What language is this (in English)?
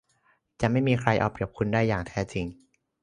Thai